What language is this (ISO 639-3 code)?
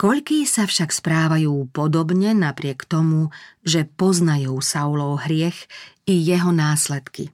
slk